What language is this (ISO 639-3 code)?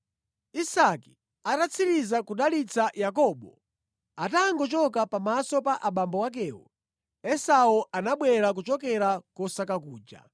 nya